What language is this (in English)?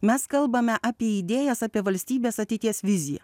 Lithuanian